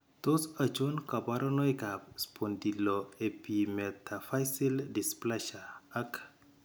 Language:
Kalenjin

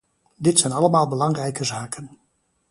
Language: Dutch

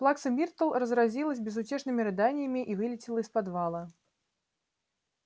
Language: Russian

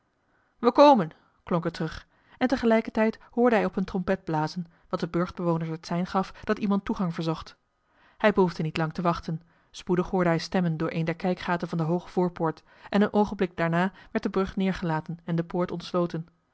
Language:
Dutch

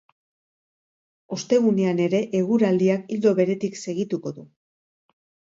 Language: Basque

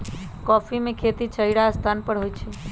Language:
Magahi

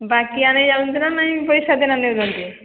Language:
Odia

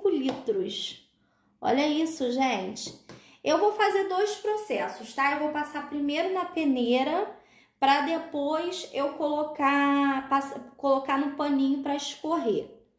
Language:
Portuguese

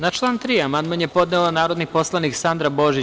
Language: Serbian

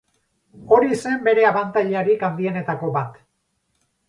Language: Basque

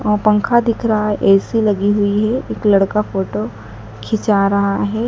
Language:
Hindi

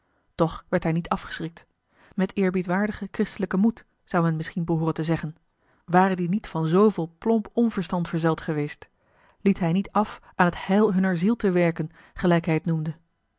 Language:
Dutch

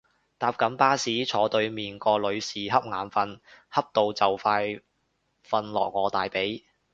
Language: Cantonese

